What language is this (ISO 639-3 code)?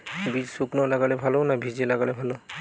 ben